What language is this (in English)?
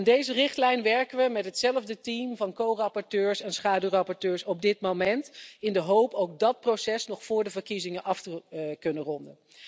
Dutch